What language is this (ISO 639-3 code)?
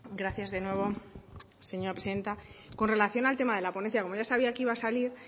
spa